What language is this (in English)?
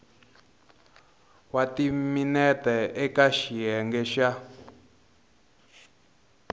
Tsonga